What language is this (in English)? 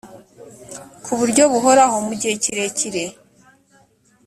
Kinyarwanda